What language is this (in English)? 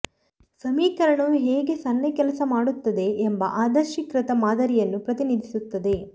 Kannada